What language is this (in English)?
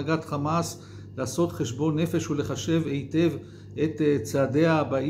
Hebrew